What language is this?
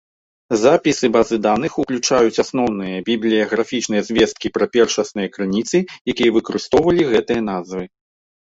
Belarusian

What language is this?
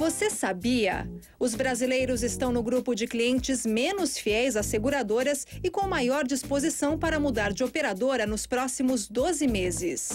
Portuguese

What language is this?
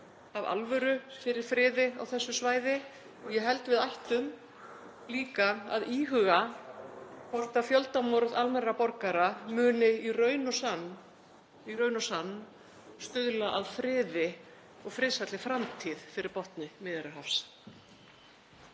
Icelandic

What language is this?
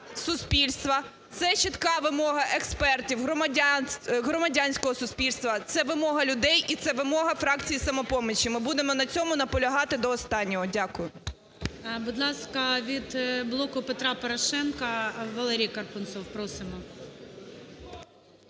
Ukrainian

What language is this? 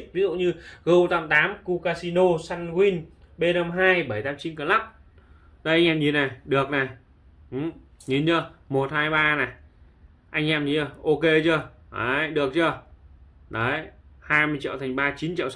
Vietnamese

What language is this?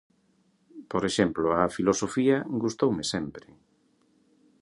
Galician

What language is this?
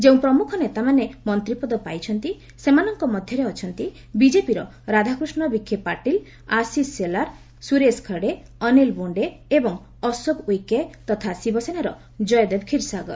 Odia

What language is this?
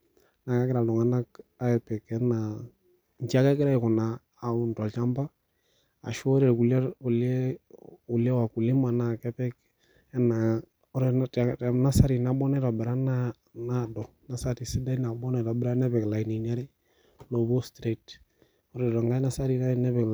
Masai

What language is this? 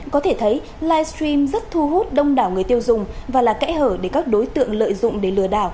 Vietnamese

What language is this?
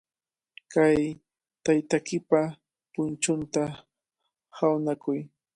Cajatambo North Lima Quechua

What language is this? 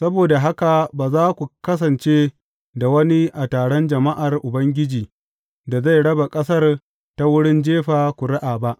Hausa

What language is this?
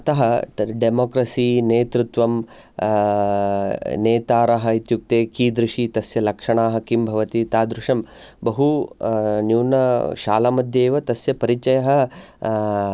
Sanskrit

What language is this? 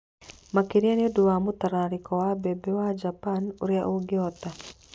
Kikuyu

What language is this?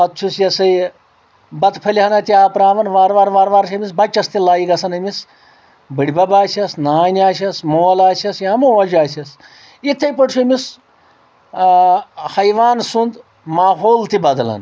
Kashmiri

